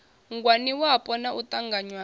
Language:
Venda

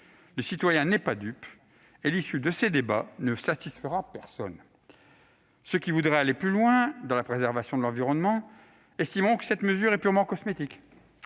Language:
French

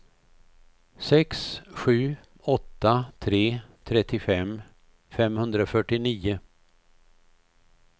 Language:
Swedish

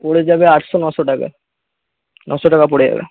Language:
Bangla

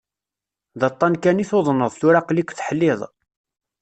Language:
Kabyle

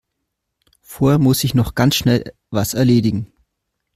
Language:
German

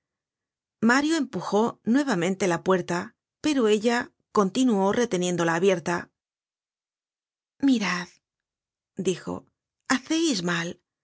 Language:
Spanish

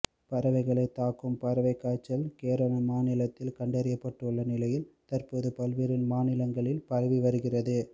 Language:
Tamil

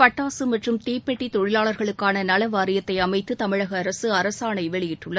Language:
Tamil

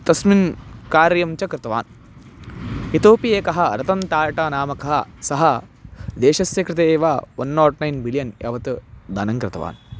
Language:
Sanskrit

